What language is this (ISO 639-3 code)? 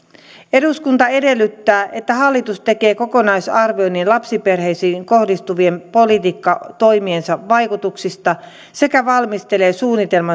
fin